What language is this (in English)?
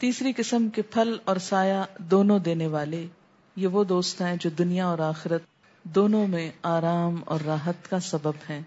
Urdu